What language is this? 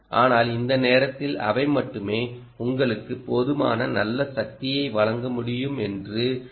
Tamil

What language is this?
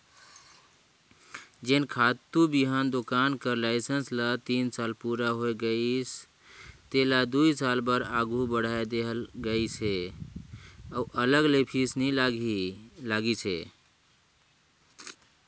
Chhattisgarhi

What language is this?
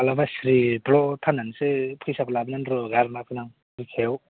Bodo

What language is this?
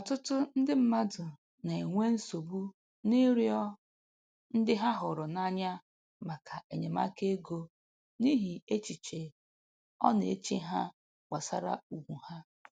Igbo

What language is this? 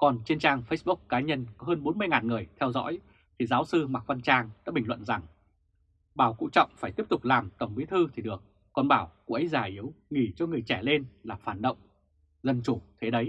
Vietnamese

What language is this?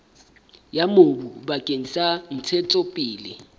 Southern Sotho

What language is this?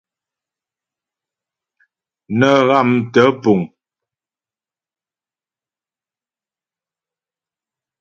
Ghomala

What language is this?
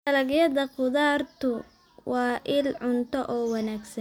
Somali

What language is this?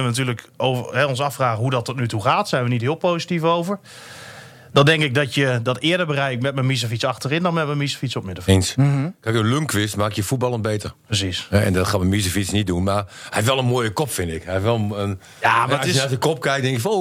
Dutch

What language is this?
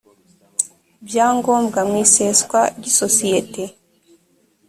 Kinyarwanda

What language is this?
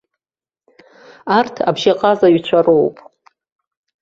Abkhazian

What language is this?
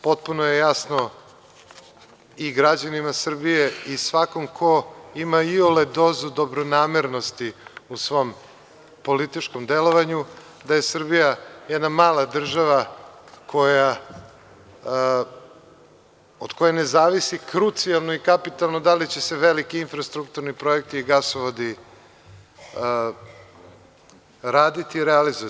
Serbian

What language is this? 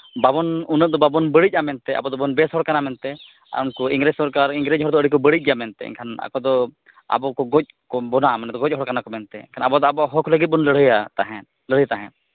Santali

